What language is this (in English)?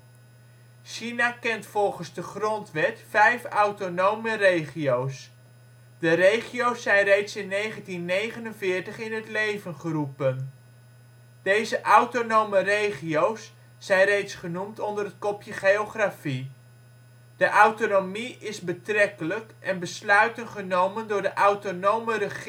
Dutch